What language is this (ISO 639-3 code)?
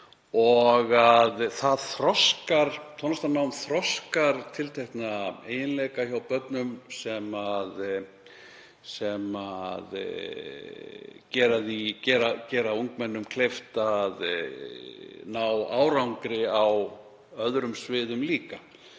isl